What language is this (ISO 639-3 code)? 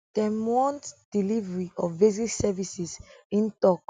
pcm